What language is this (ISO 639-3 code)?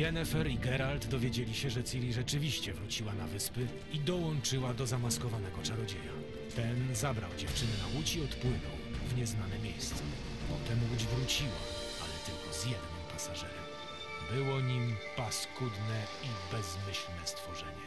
pol